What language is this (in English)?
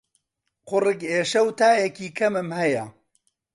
Central Kurdish